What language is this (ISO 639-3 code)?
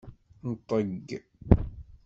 kab